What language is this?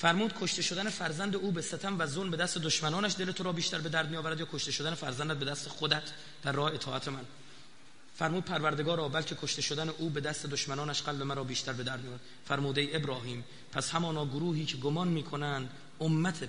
Persian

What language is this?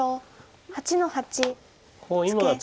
Japanese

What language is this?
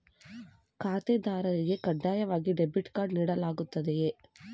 Kannada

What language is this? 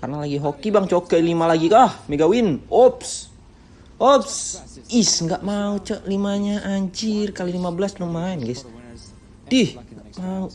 Indonesian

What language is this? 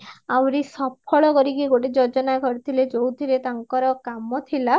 Odia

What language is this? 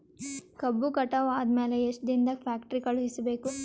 Kannada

